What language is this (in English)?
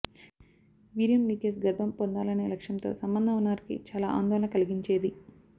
Telugu